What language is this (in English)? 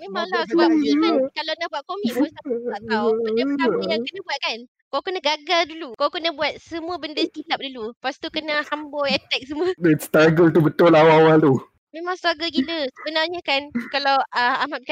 Malay